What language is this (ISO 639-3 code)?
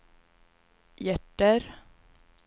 swe